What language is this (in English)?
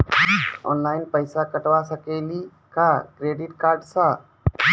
Maithili